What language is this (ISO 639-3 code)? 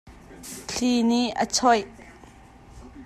cnh